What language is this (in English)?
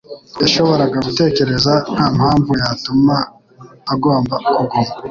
Kinyarwanda